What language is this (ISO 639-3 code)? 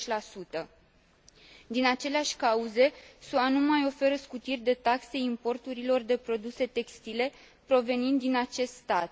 ron